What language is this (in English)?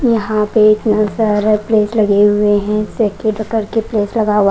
Hindi